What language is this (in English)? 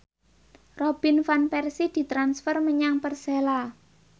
Javanese